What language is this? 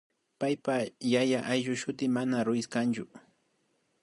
Imbabura Highland Quichua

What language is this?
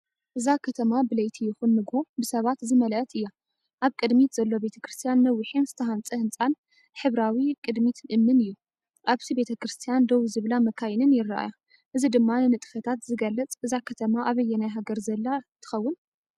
Tigrinya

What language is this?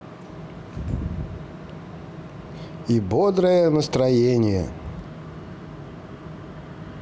Russian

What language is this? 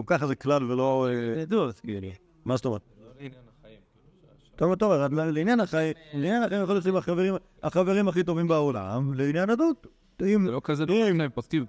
Hebrew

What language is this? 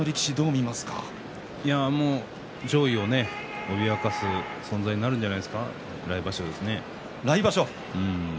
Japanese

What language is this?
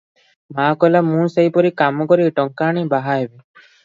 Odia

